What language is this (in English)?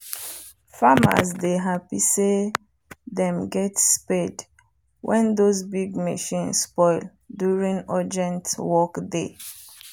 Nigerian Pidgin